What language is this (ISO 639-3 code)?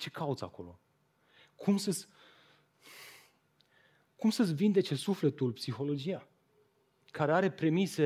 ron